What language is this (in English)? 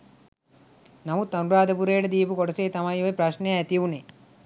Sinhala